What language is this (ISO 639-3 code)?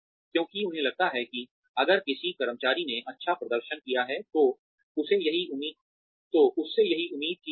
hin